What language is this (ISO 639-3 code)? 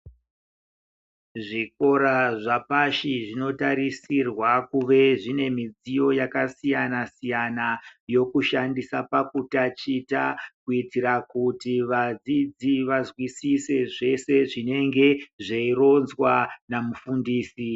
ndc